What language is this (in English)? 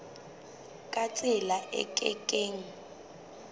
Southern Sotho